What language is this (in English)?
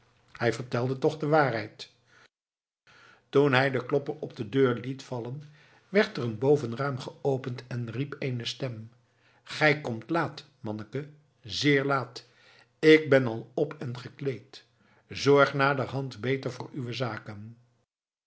Dutch